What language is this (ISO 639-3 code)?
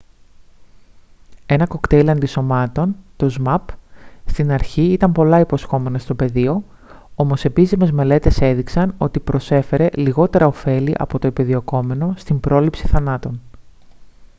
ell